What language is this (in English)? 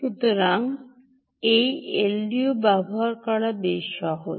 Bangla